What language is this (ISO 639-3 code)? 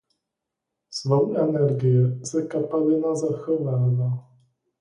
ces